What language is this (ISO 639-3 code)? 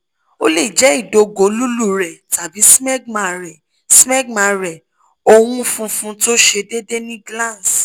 yor